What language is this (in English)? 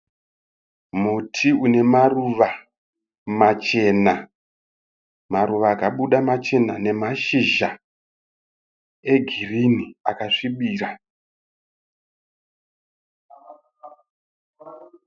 Shona